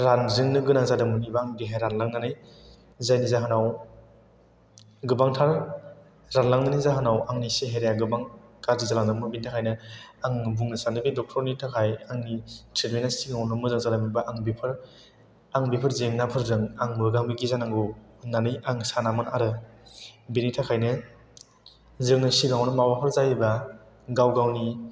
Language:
Bodo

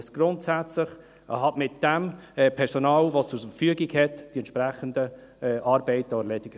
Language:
Swiss German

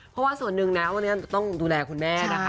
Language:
Thai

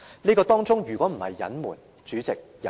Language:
Cantonese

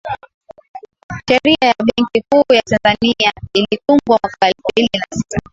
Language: Swahili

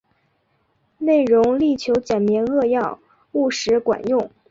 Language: Chinese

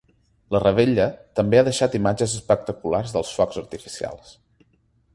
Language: Catalan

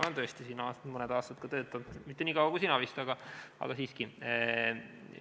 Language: Estonian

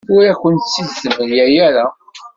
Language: Kabyle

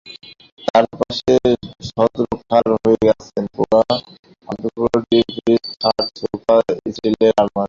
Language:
Bangla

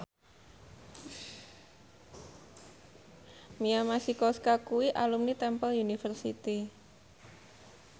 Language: Javanese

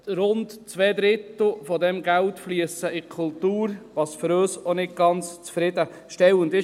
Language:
Swiss German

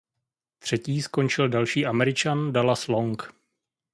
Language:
Czech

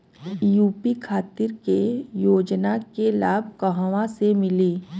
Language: Bhojpuri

